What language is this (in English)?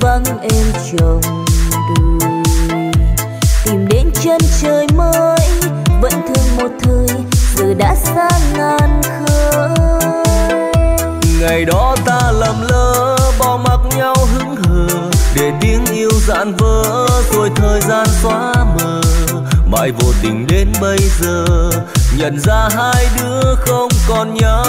Vietnamese